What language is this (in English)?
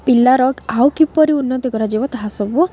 Odia